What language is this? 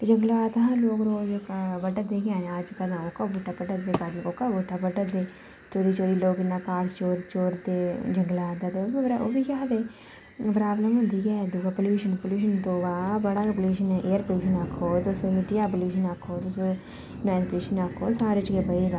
Dogri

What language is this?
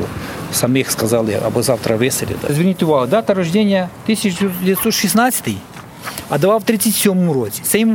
Ukrainian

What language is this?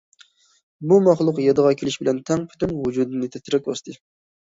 Uyghur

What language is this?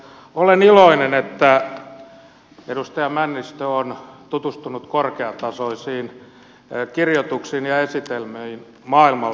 Finnish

